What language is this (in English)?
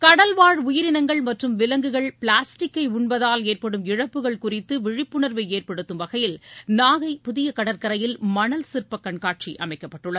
Tamil